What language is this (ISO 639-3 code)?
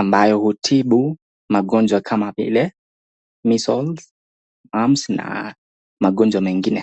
swa